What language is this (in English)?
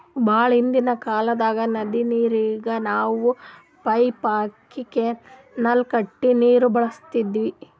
Kannada